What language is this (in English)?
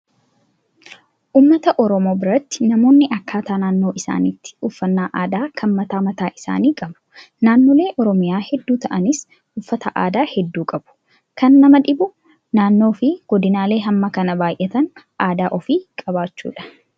Oromo